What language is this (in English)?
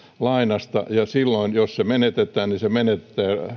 Finnish